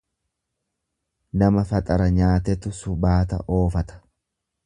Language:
Oromo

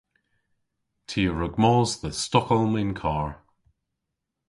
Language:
Cornish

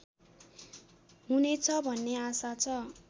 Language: Nepali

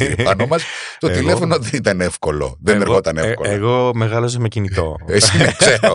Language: Greek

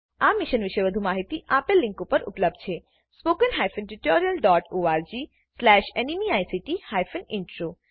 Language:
Gujarati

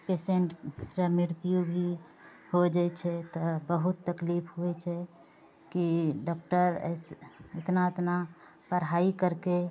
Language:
Maithili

